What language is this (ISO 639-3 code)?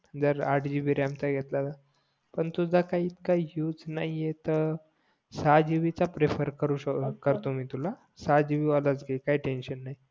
mar